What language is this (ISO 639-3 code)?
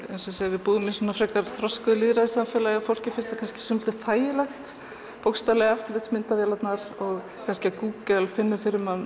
isl